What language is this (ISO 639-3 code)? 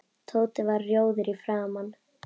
isl